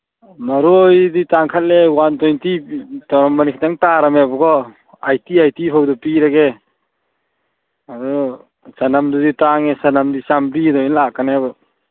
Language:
Manipuri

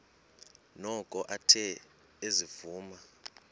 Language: Xhosa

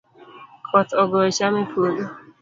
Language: Luo (Kenya and Tanzania)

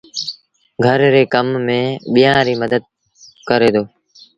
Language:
Sindhi Bhil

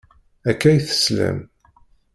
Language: Kabyle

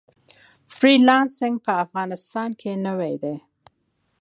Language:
Pashto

